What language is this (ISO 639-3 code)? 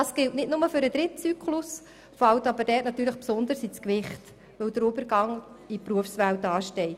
gsw